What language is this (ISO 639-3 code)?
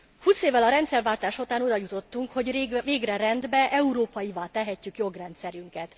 hun